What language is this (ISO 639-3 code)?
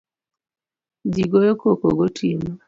luo